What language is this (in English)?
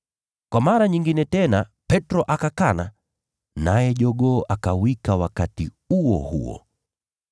Swahili